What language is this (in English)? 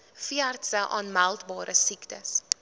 Afrikaans